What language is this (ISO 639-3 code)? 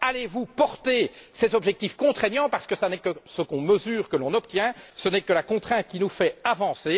fra